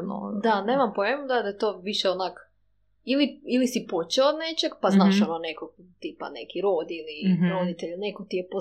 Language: Croatian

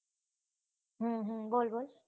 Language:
Gujarati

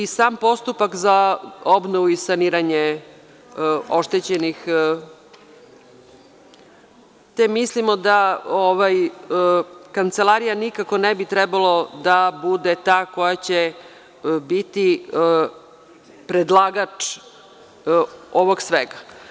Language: Serbian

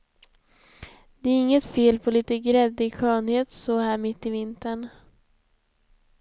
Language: Swedish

